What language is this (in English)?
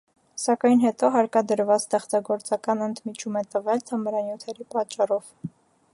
Armenian